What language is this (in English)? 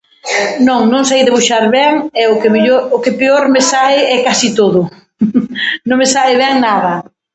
Galician